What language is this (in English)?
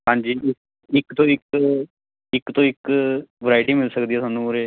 Punjabi